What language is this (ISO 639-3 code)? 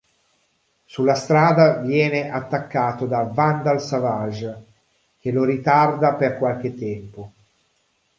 ita